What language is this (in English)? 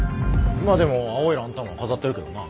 Japanese